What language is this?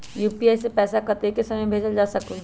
Magahi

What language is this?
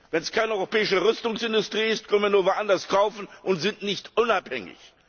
German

